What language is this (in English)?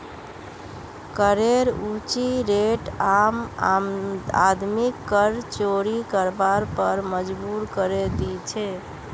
Magahi